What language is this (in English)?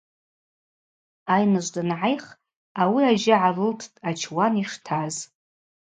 Abaza